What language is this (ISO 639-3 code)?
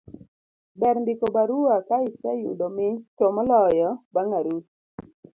luo